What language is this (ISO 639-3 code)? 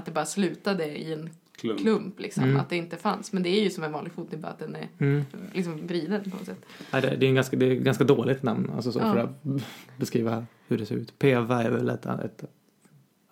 swe